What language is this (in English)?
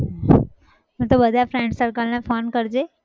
Gujarati